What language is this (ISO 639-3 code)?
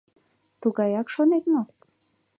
chm